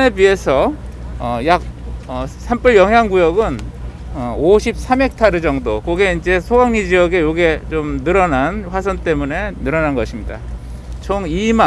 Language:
Korean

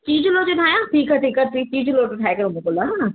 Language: Sindhi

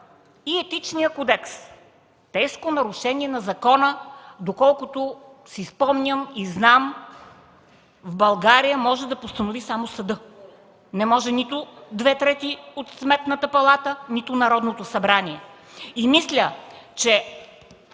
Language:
Bulgarian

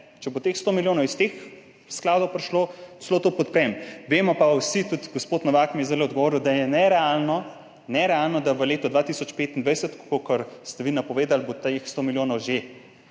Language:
Slovenian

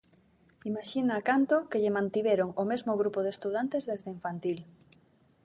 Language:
Galician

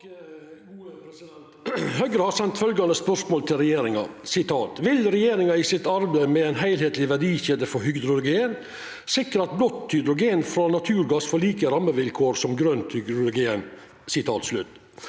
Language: Norwegian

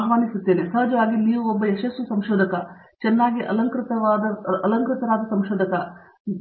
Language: Kannada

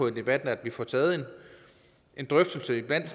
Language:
Danish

